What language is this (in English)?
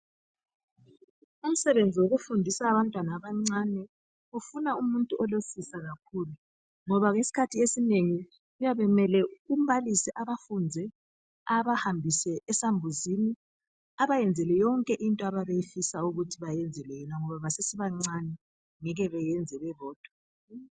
North Ndebele